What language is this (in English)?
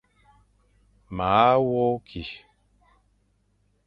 Fang